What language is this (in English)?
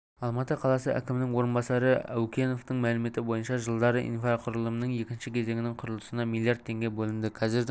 Kazakh